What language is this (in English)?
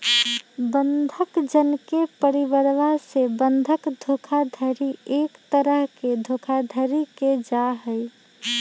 Magahi